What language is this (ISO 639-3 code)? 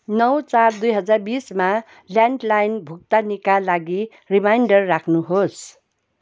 nep